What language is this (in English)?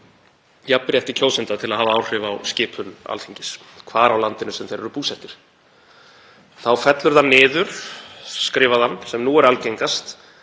Icelandic